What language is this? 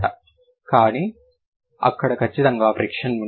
Telugu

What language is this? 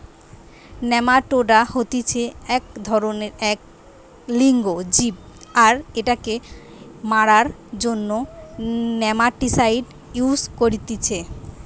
Bangla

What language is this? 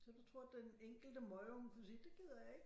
Danish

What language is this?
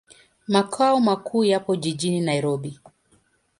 Swahili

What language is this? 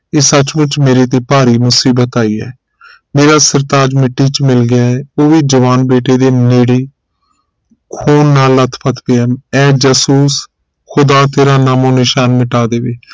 Punjabi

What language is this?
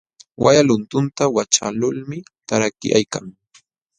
Jauja Wanca Quechua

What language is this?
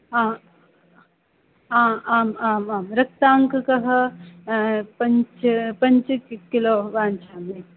Sanskrit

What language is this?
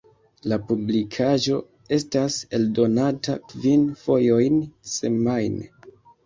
Esperanto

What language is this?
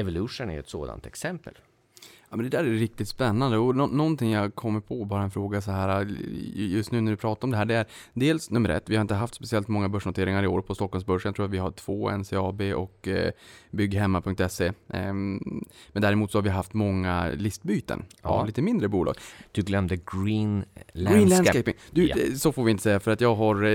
Swedish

